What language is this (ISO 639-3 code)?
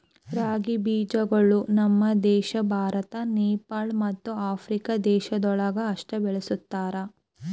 kan